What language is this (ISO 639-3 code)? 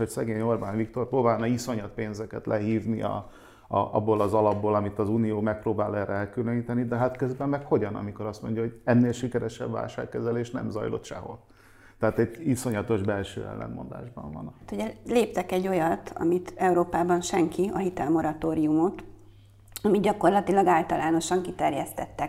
hun